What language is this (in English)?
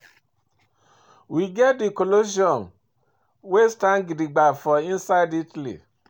Nigerian Pidgin